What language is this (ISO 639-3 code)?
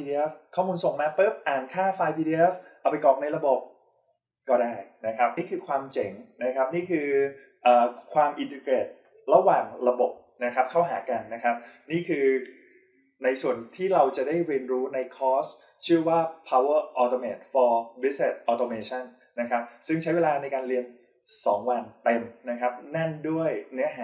tha